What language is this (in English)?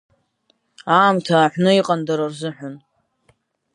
Abkhazian